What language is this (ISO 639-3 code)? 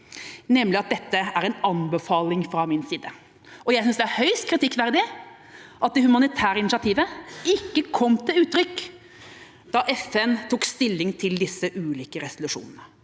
nor